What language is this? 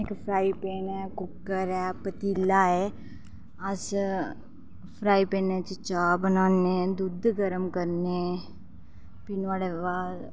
Dogri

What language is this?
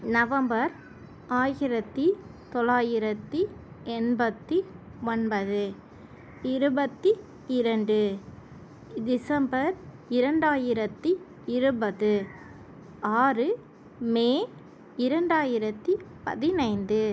Tamil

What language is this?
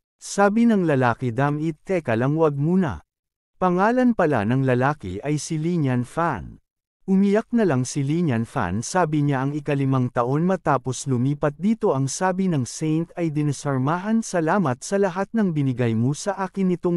Filipino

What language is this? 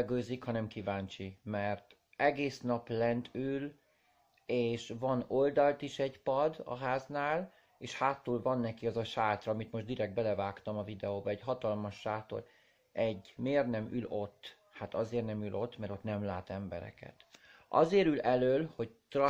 Hungarian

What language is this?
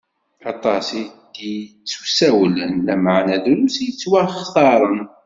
Kabyle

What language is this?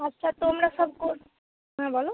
Bangla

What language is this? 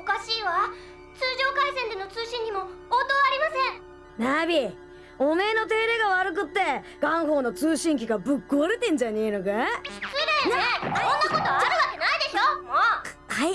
Japanese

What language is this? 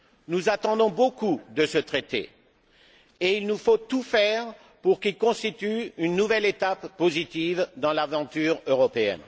French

